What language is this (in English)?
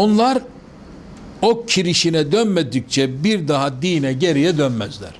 Turkish